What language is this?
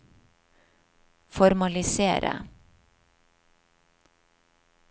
Norwegian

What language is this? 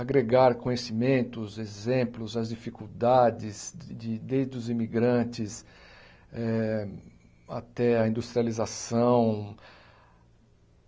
Portuguese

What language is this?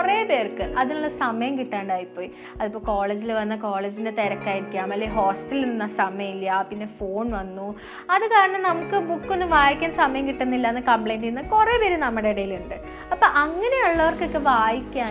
Malayalam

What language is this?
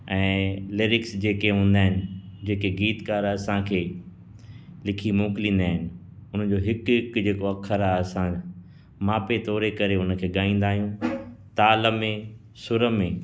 Sindhi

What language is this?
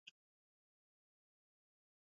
Swahili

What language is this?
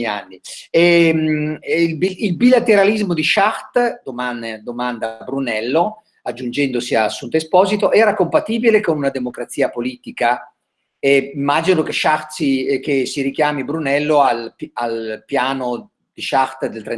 Italian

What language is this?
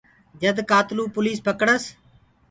Gurgula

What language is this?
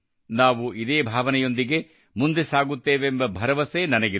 Kannada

